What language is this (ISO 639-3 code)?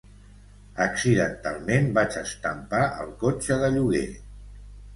cat